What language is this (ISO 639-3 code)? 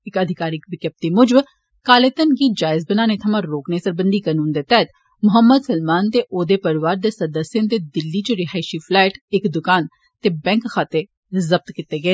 doi